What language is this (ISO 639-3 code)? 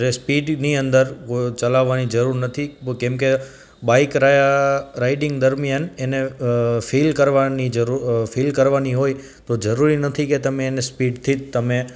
guj